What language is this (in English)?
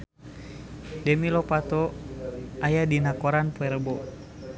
Sundanese